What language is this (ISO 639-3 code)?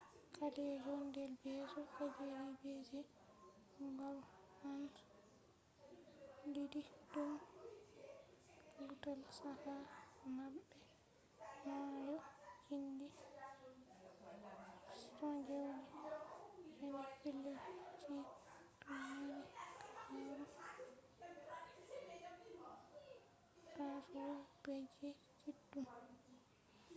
ful